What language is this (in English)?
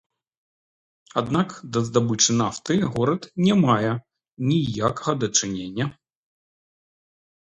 Belarusian